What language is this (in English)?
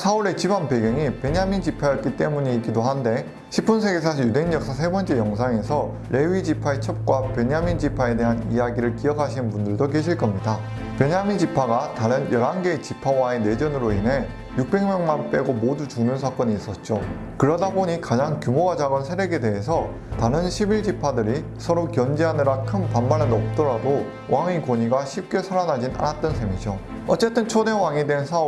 Korean